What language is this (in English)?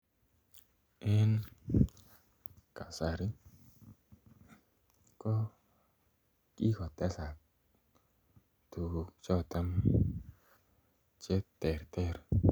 Kalenjin